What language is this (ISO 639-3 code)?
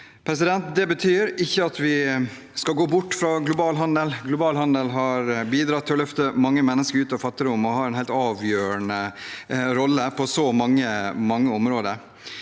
nor